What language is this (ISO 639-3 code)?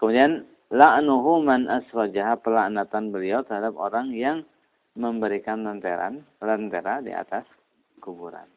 ind